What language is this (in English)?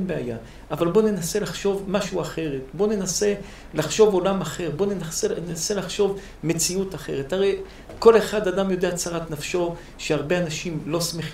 Hebrew